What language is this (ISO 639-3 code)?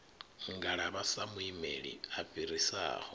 ven